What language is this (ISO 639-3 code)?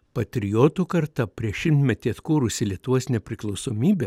lit